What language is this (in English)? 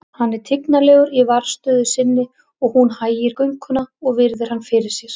Icelandic